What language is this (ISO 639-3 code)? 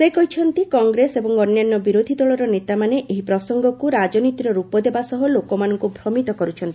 ori